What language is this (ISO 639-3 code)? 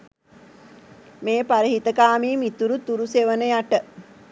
sin